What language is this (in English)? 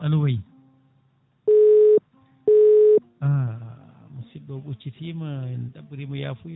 Fula